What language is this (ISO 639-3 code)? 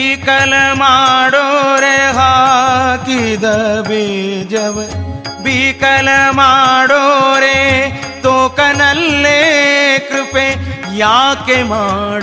kan